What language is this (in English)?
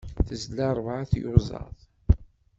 Kabyle